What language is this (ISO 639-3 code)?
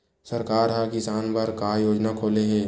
hne